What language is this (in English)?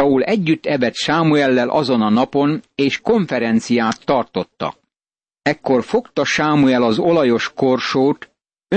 Hungarian